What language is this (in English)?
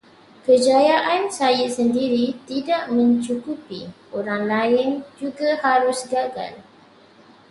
Malay